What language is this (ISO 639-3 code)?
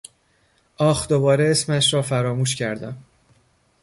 fas